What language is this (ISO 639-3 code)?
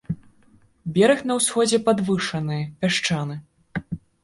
bel